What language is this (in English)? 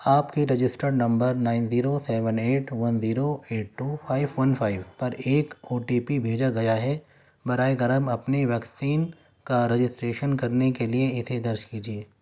Urdu